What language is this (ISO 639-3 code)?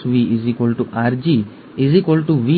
guj